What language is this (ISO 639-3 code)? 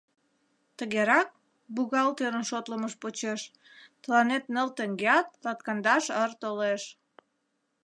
chm